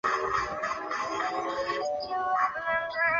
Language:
Chinese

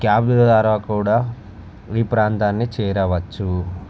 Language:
Telugu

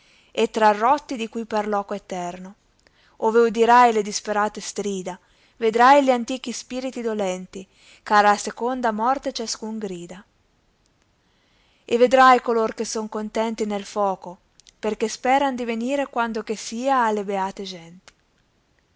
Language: Italian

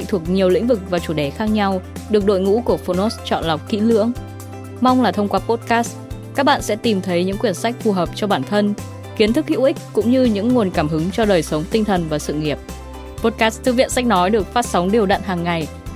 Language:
Vietnamese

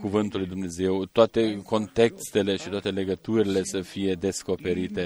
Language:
Romanian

